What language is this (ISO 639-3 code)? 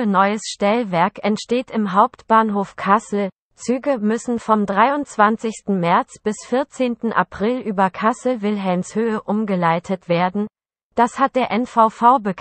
deu